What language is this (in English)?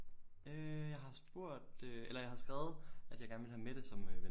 Danish